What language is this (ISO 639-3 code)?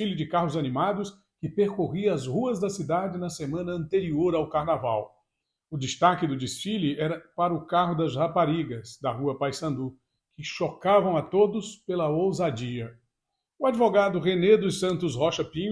por